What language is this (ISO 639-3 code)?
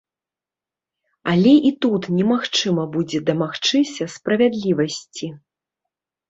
bel